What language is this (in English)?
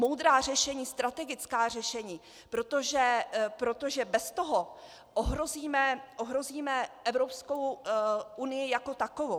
Czech